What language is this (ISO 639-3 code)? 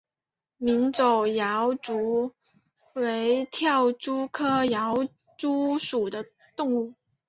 zho